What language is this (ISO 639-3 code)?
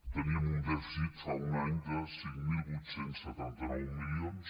cat